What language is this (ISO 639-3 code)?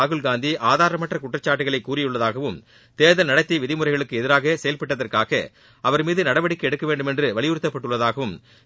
tam